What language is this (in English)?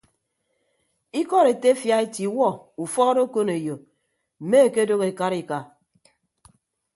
Ibibio